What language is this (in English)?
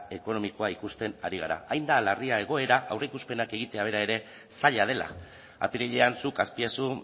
Basque